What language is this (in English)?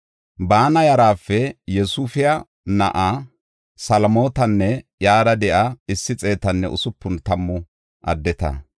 Gofa